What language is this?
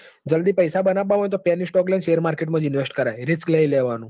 Gujarati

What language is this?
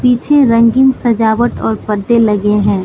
Hindi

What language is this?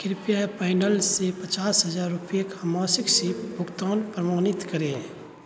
Hindi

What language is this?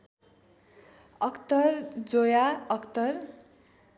Nepali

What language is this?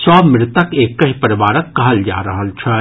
Maithili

